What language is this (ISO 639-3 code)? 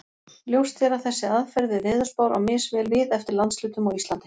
isl